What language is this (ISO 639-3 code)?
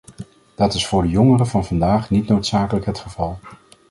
nld